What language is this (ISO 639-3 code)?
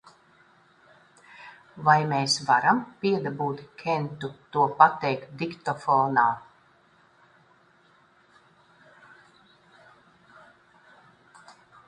lav